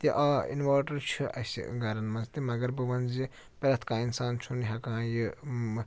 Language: Kashmiri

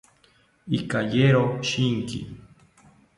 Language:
South Ucayali Ashéninka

